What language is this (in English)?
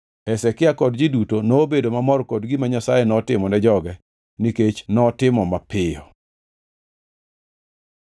Luo (Kenya and Tanzania)